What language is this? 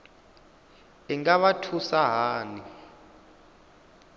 Venda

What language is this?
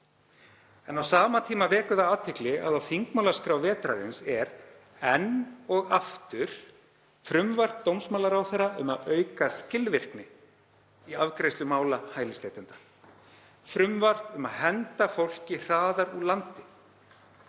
Icelandic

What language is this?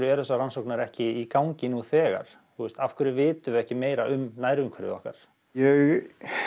Icelandic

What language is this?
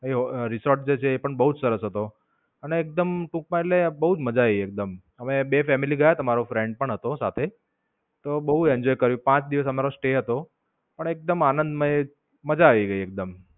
Gujarati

